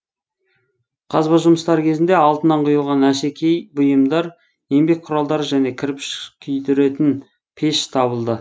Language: Kazakh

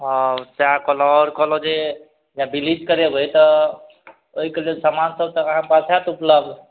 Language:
Maithili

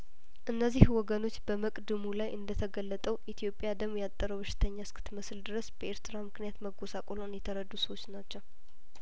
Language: Amharic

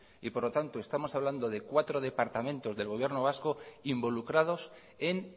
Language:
Spanish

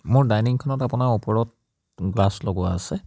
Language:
Assamese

